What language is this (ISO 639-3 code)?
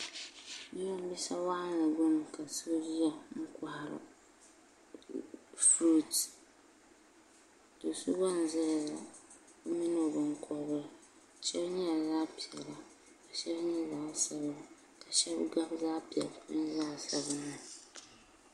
dag